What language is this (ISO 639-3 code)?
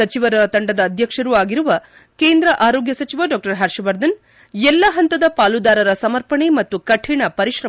kan